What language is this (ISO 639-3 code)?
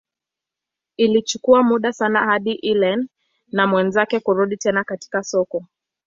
swa